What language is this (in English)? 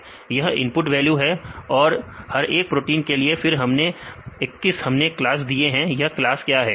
Hindi